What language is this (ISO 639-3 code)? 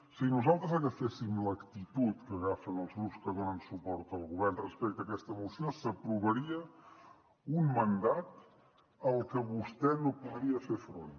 cat